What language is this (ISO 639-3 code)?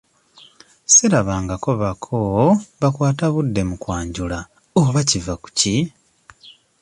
lug